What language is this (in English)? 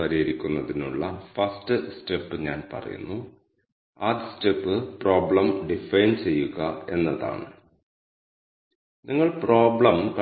Malayalam